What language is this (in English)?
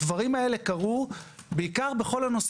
Hebrew